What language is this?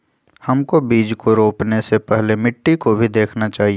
Magahi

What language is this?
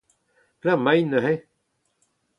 Breton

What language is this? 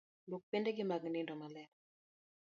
Luo (Kenya and Tanzania)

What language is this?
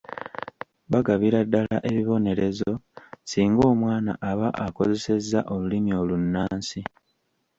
Ganda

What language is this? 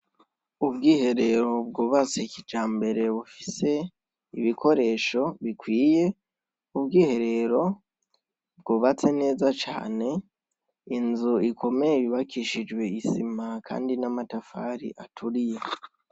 Rundi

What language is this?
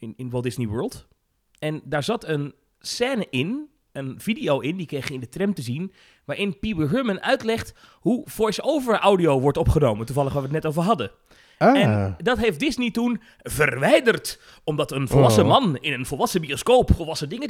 Dutch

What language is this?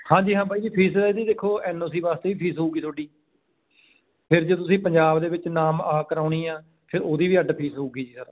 Punjabi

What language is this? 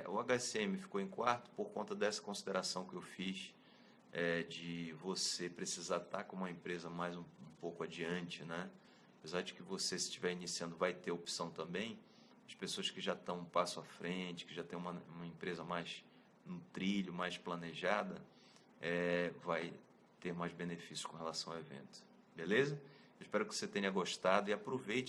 Portuguese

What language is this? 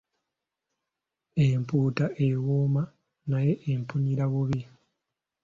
Ganda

